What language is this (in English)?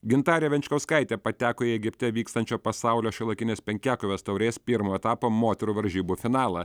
Lithuanian